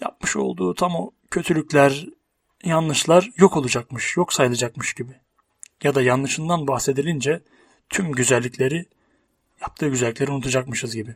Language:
Turkish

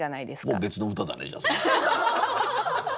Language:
Japanese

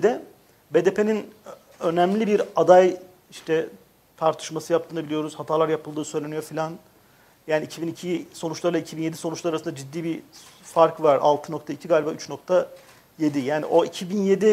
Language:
Turkish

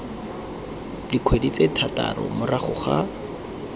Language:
Tswana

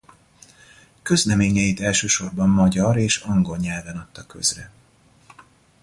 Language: Hungarian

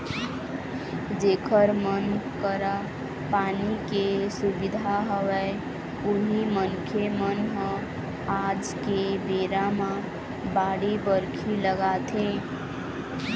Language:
Chhattisgarhi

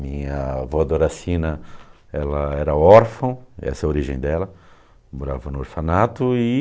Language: Portuguese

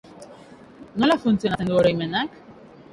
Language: Basque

